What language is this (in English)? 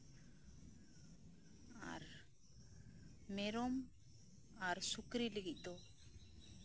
Santali